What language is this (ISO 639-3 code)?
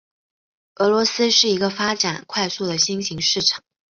zho